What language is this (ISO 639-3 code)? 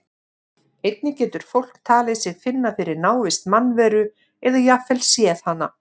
isl